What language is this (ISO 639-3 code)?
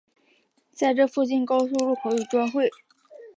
zho